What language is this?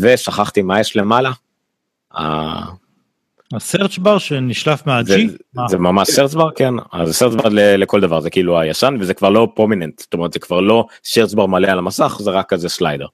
Hebrew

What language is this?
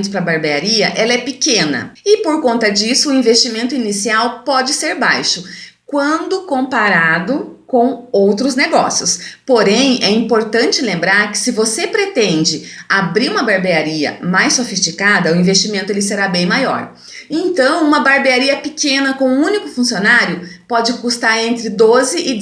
Portuguese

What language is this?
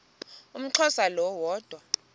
Xhosa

